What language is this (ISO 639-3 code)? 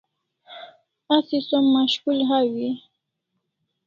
kls